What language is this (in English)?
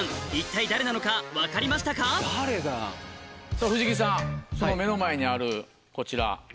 Japanese